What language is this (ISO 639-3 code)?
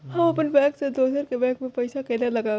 mai